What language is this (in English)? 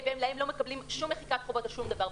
Hebrew